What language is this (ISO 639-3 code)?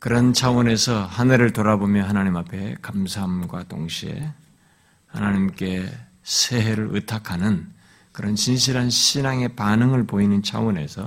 kor